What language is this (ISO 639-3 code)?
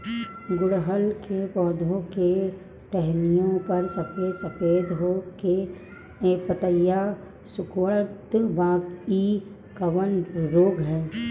bho